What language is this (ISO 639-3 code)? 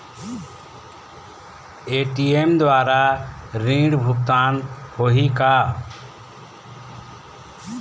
hne